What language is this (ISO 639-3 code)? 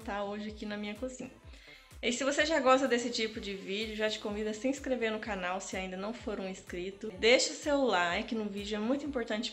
por